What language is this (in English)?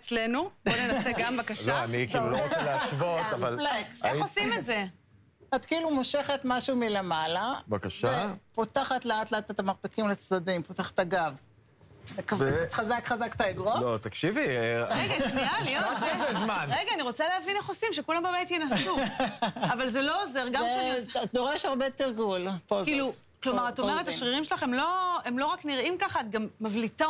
Hebrew